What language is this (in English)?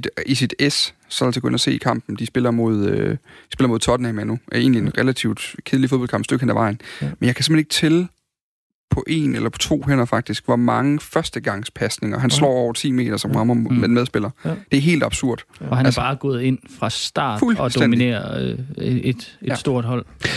Danish